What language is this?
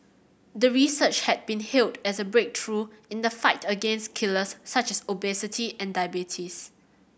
English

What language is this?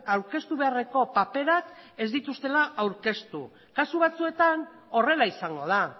Basque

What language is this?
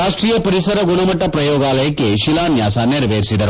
Kannada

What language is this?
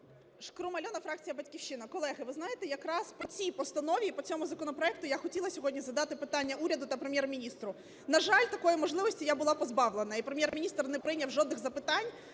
Ukrainian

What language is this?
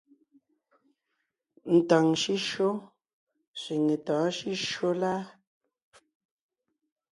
Ngiemboon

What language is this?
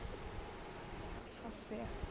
Punjabi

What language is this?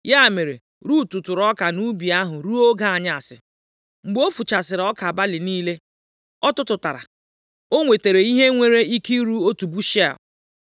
Igbo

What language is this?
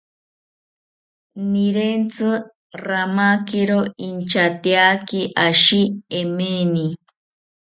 South Ucayali Ashéninka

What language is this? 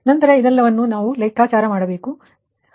Kannada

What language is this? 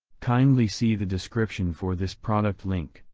English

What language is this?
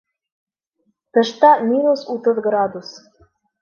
Bashkir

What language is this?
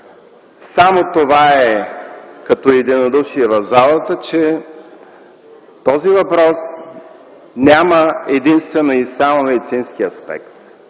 Bulgarian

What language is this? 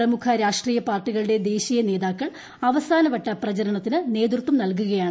Malayalam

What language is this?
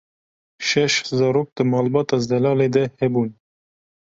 Kurdish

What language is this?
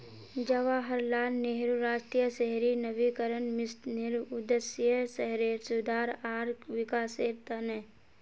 Magahi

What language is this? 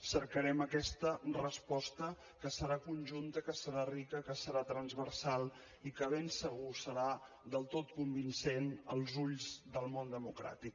Catalan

